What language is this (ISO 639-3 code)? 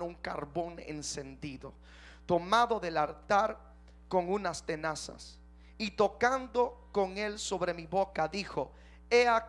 spa